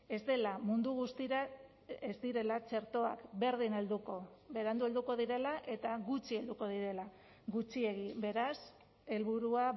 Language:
Basque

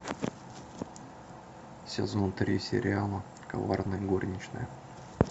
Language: Russian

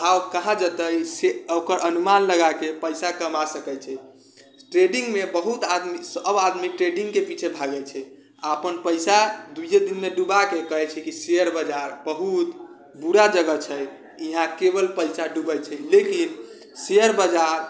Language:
Maithili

